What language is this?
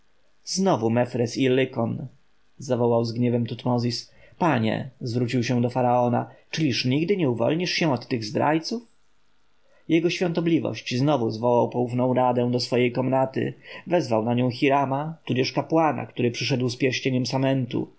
Polish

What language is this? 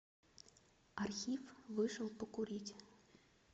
Russian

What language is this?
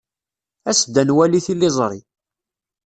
Kabyle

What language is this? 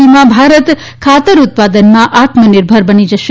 Gujarati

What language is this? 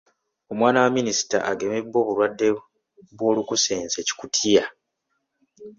Ganda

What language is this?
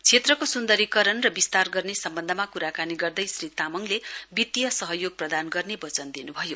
Nepali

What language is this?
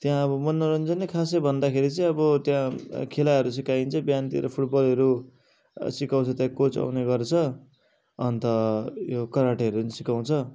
Nepali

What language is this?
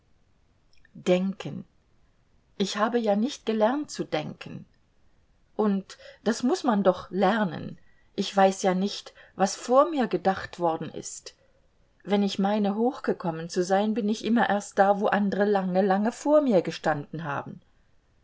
German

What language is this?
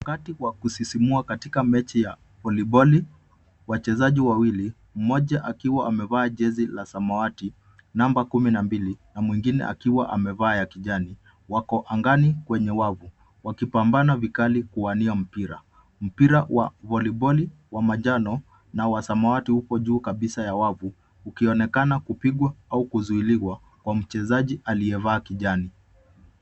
Swahili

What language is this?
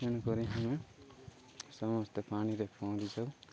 Odia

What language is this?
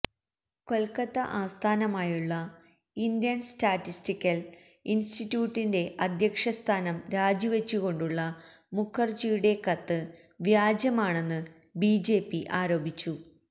Malayalam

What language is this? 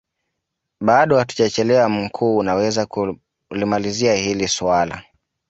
Swahili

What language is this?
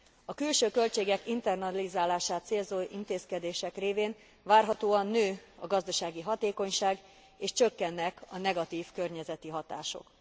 Hungarian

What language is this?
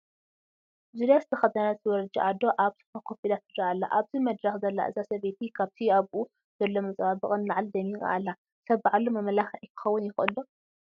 Tigrinya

